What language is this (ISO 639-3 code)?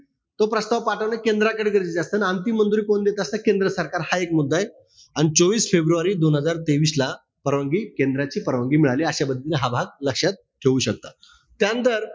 mar